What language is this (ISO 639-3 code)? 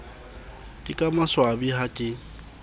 sot